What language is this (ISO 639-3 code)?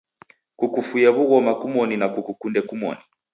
dav